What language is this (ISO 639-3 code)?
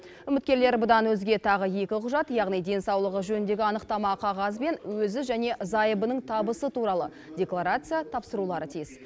kaz